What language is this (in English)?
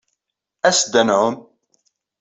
Kabyle